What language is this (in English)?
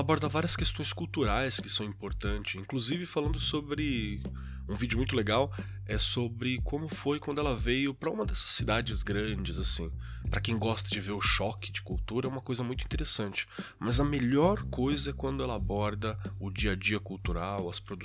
Portuguese